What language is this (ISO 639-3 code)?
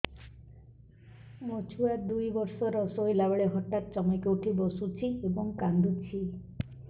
ori